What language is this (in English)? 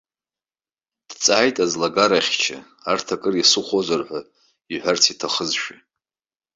Abkhazian